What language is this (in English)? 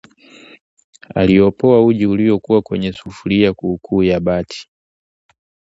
Swahili